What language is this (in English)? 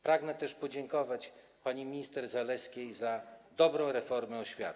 Polish